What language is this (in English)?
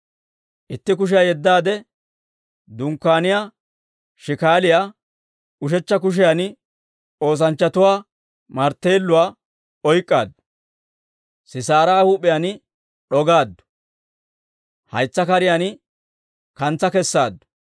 Dawro